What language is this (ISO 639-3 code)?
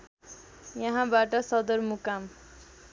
nep